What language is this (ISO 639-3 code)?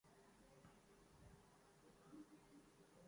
urd